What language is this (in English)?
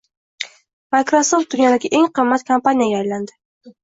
Uzbek